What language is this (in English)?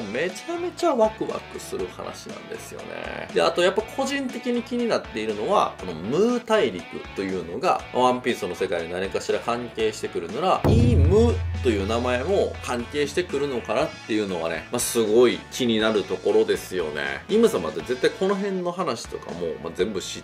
Japanese